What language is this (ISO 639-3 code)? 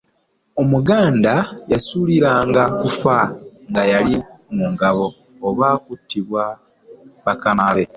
lug